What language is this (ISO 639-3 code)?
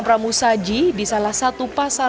ind